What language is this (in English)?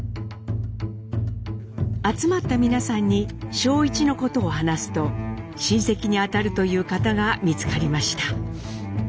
Japanese